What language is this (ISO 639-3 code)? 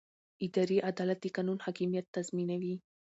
pus